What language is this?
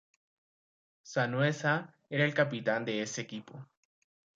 Spanish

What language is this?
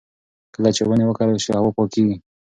Pashto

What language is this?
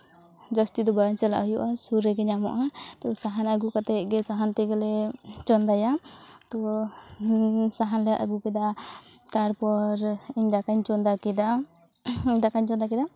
Santali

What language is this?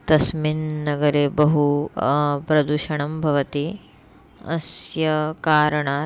Sanskrit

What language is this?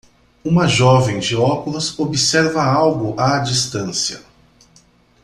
Portuguese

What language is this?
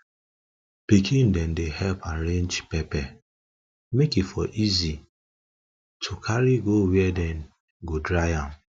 Nigerian Pidgin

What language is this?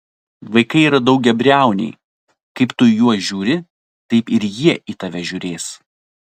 Lithuanian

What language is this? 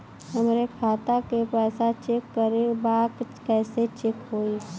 Bhojpuri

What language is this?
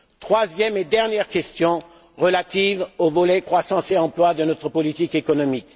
French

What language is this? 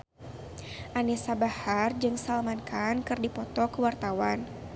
Sundanese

